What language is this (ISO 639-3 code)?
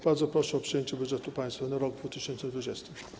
pol